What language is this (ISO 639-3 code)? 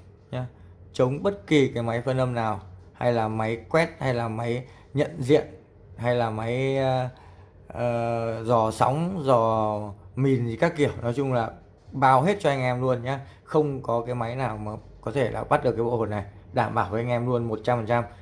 vie